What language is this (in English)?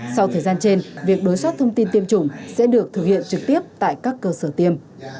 Vietnamese